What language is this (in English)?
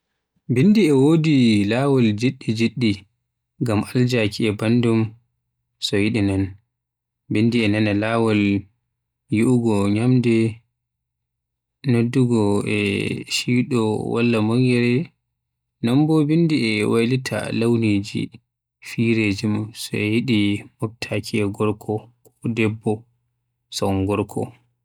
Western Niger Fulfulde